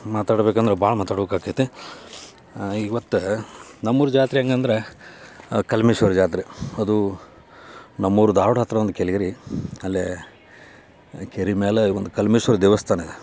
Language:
Kannada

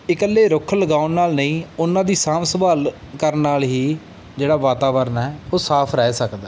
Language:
Punjabi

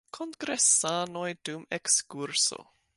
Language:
Esperanto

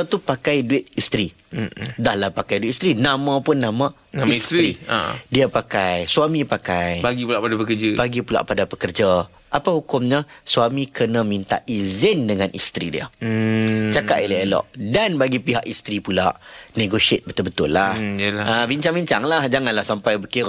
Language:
Malay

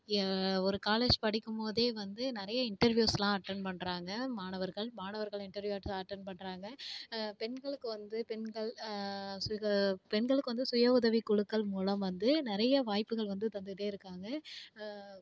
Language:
Tamil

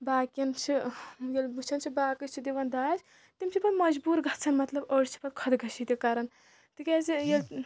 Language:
Kashmiri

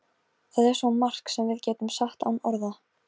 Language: Icelandic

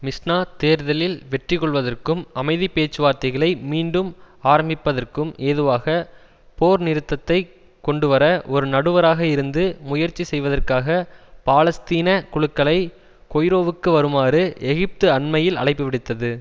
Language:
Tamil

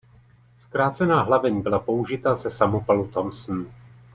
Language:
Czech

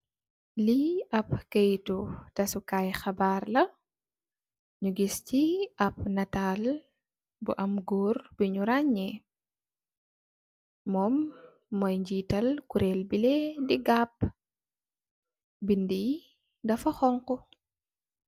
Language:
Wolof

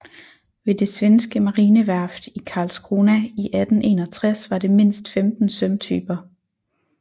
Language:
Danish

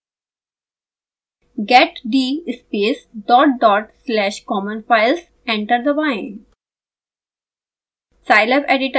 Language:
Hindi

